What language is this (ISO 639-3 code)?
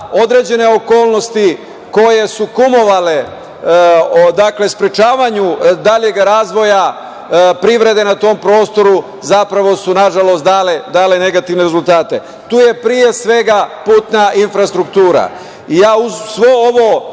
srp